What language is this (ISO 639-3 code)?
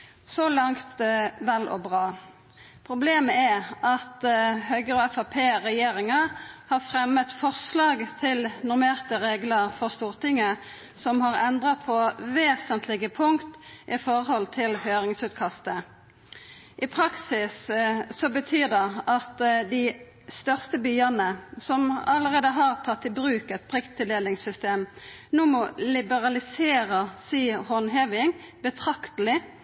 nno